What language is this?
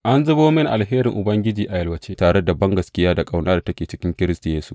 Hausa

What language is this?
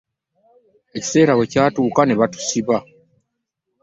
Ganda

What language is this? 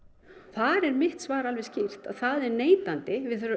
Icelandic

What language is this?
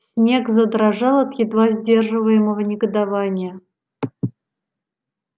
Russian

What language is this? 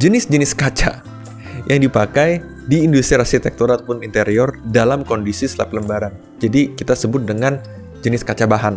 Indonesian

